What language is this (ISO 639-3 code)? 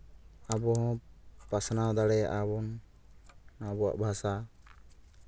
sat